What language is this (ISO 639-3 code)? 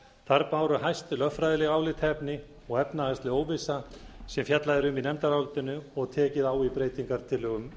isl